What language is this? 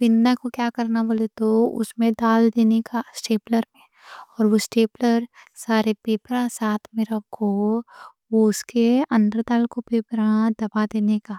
Deccan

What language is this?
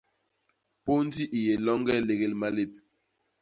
Basaa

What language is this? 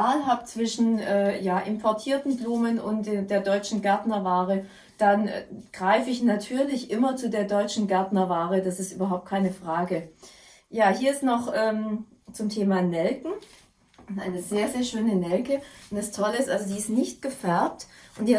German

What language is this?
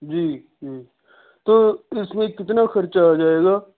Urdu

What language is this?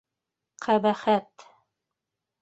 Bashkir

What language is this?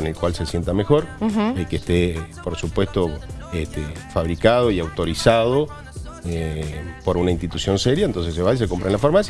Spanish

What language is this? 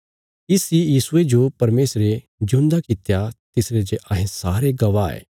Bilaspuri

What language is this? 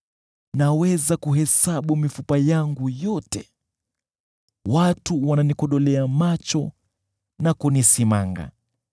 Swahili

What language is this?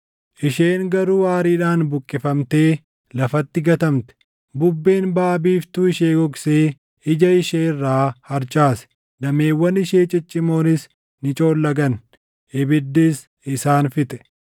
Oromo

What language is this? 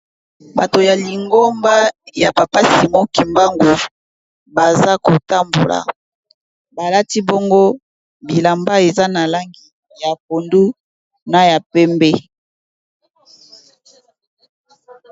Lingala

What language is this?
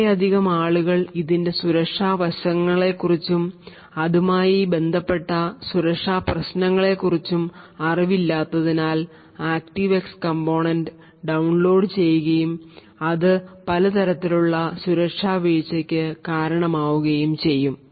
Malayalam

